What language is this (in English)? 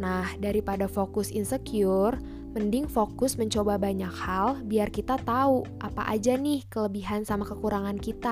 Indonesian